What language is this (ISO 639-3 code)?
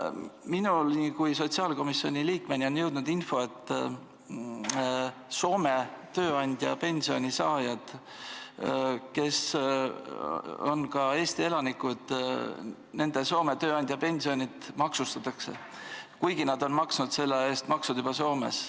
est